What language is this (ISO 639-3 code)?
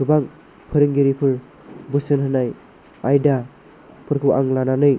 brx